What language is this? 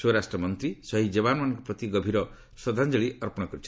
Odia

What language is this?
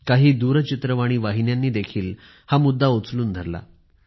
Marathi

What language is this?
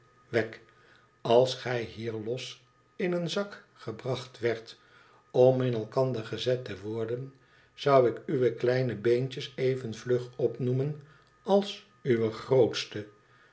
Dutch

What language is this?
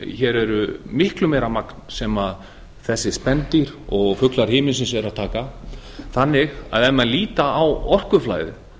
Icelandic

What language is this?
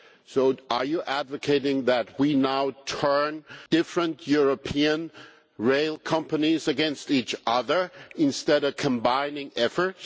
English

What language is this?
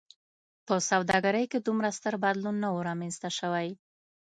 Pashto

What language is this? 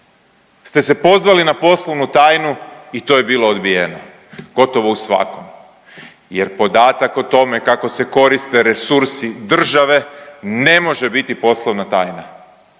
Croatian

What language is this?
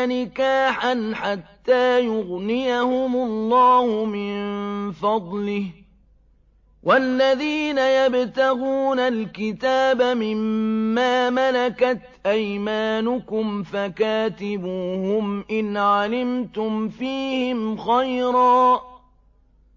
Arabic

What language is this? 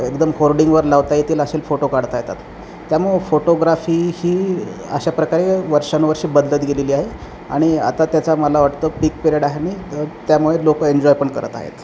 Marathi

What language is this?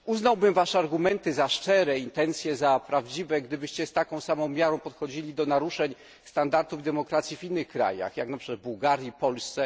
Polish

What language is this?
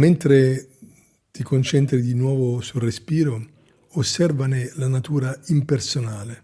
Italian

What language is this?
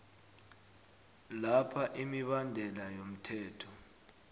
South Ndebele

